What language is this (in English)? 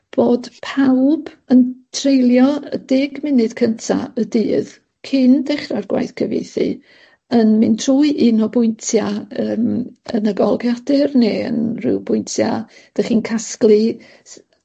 Welsh